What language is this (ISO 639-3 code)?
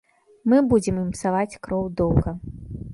bel